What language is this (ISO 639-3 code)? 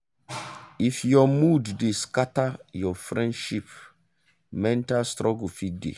pcm